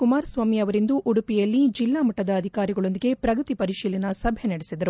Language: Kannada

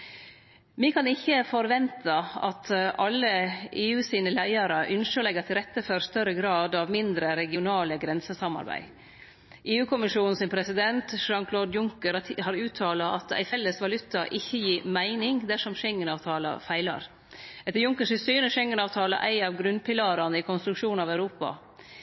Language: Norwegian Nynorsk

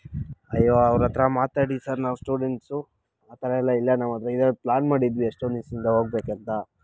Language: Kannada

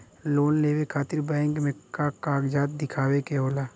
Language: Bhojpuri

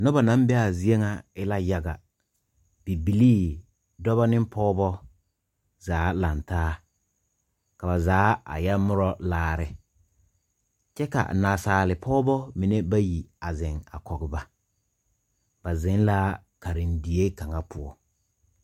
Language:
Southern Dagaare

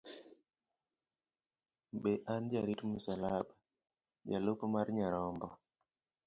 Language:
Luo (Kenya and Tanzania)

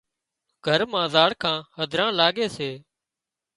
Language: Wadiyara Koli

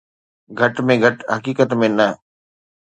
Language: Sindhi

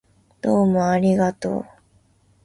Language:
Japanese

